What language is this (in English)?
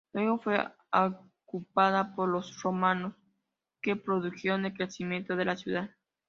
Spanish